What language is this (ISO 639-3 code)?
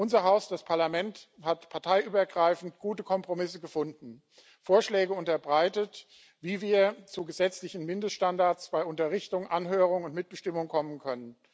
deu